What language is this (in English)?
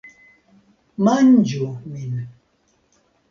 Esperanto